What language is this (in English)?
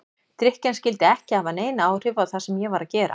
Icelandic